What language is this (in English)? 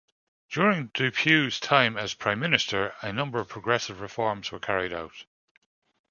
English